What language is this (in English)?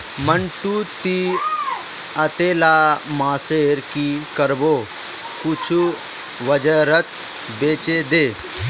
Magahi